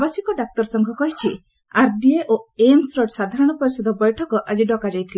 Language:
Odia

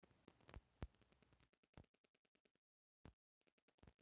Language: Bhojpuri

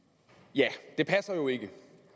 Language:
Danish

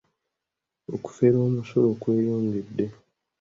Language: Ganda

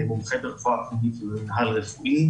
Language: Hebrew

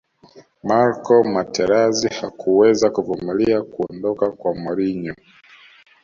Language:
Swahili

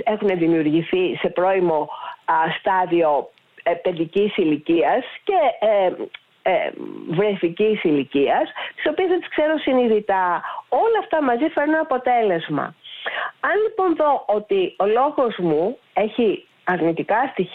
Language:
Greek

